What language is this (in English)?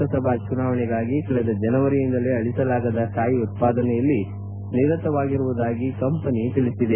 Kannada